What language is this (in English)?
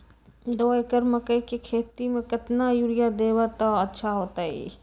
Magahi